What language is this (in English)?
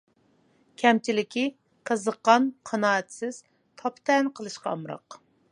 Uyghur